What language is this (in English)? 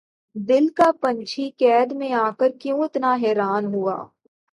Urdu